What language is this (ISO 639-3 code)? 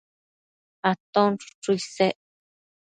mcf